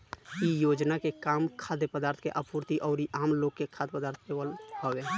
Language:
Bhojpuri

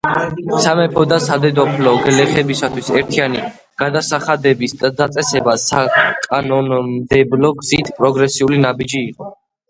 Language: Georgian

